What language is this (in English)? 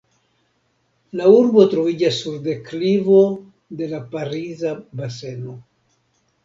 Esperanto